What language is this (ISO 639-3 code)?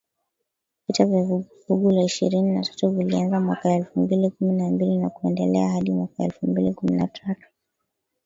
swa